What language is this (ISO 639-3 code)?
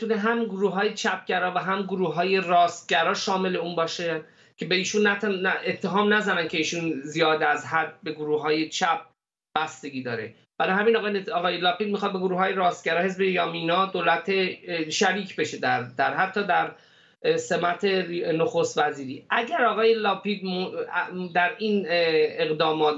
fas